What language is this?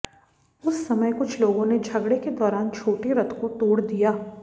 Hindi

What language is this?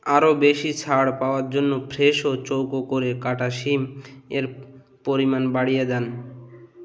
Bangla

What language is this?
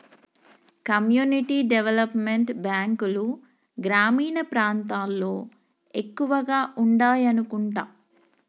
Telugu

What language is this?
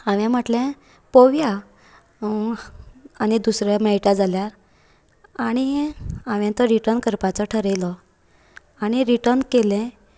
Konkani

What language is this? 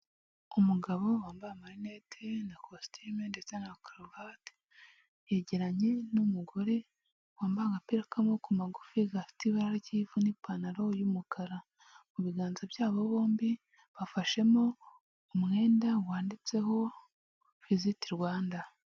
Kinyarwanda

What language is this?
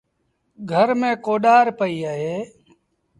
Sindhi Bhil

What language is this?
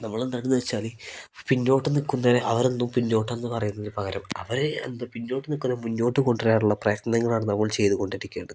Malayalam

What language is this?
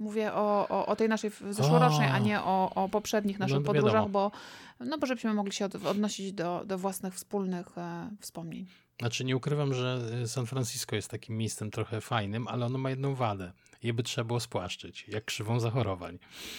Polish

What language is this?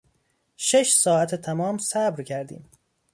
Persian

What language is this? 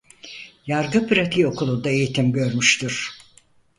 Turkish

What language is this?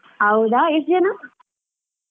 Kannada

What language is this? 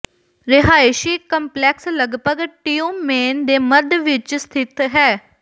Punjabi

